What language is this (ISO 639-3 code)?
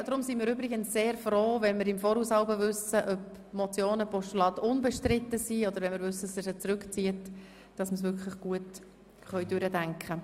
gsw